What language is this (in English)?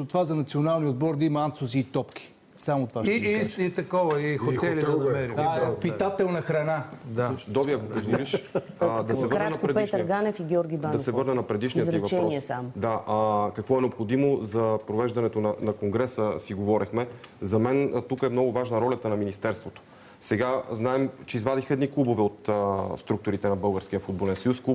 Bulgarian